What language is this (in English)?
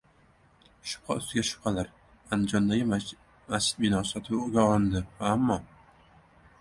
Uzbek